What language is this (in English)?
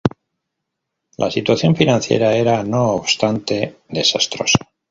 Spanish